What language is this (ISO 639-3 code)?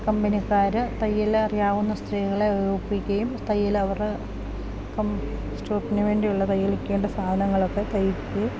mal